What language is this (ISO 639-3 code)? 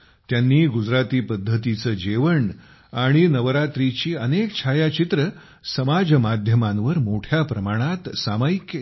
mar